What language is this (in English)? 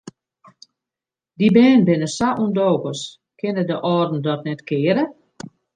Western Frisian